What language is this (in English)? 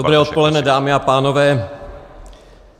Czech